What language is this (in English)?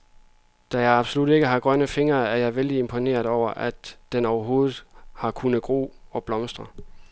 Danish